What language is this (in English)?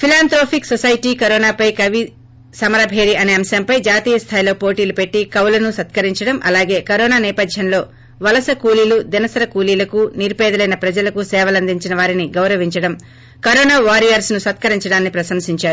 Telugu